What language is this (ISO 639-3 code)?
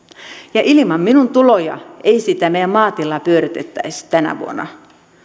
fin